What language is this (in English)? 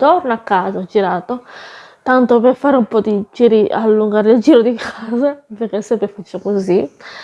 Italian